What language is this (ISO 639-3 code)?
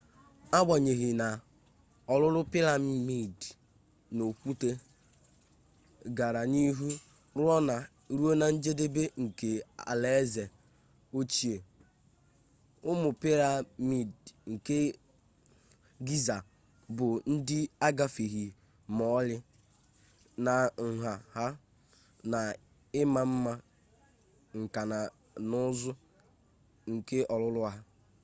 ibo